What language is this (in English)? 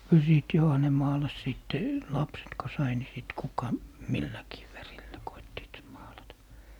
Finnish